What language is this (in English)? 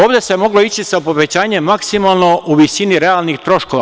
Serbian